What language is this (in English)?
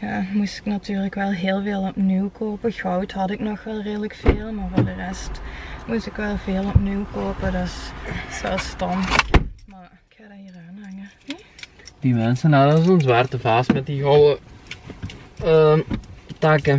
Dutch